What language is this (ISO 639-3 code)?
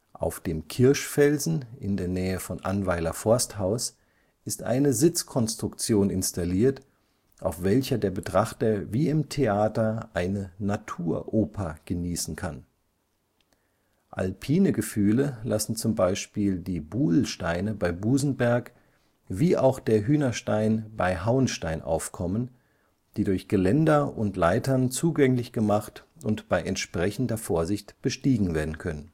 deu